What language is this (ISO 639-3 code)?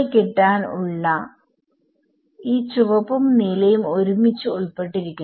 mal